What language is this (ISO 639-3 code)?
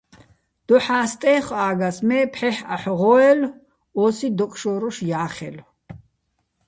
bbl